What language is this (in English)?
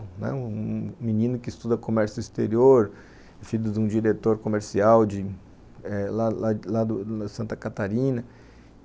Portuguese